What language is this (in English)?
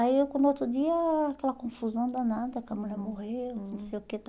Portuguese